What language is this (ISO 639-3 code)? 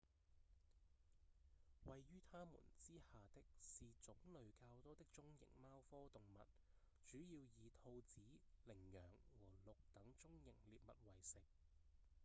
yue